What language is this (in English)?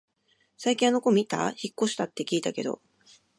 Japanese